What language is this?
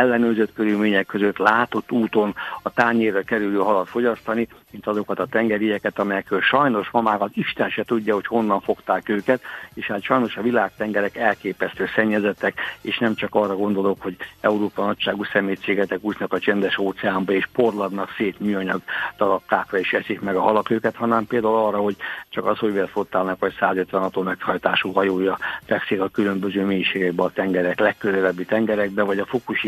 Hungarian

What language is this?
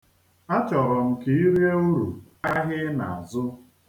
Igbo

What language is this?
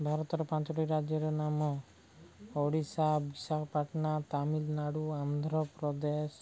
Odia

